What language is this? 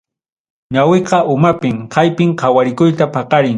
Ayacucho Quechua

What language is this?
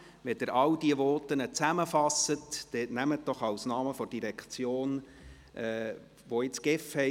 Swiss German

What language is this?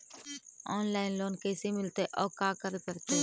Magahi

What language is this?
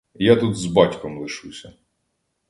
Ukrainian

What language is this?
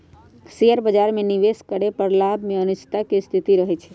Magahi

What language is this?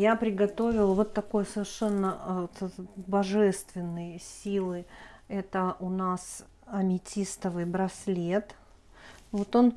Russian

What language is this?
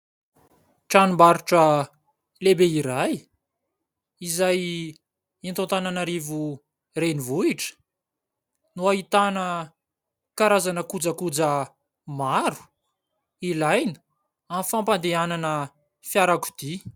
Malagasy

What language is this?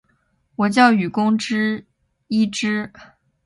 Chinese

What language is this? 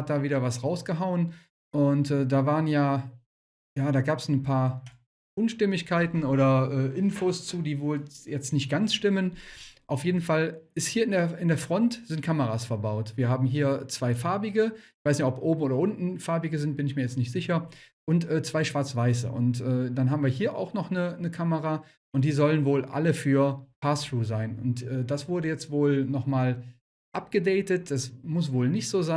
German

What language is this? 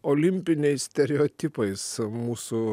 Lithuanian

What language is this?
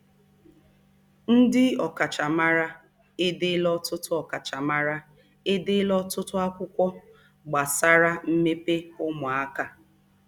Igbo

